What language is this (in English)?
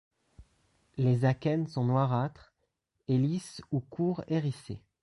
French